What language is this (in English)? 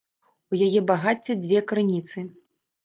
Belarusian